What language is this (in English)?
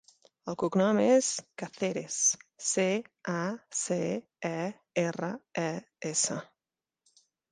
Catalan